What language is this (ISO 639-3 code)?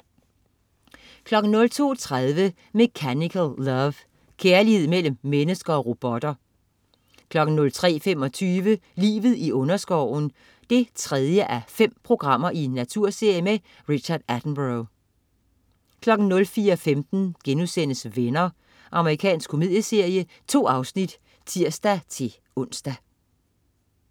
dan